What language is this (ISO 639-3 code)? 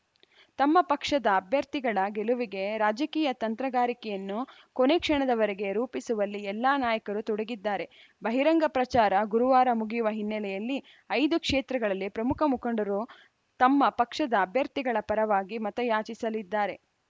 kan